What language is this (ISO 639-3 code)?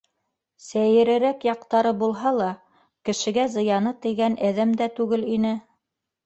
bak